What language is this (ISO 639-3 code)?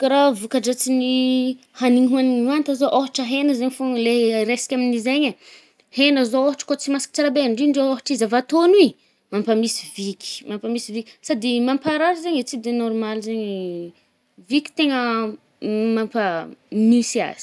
bmm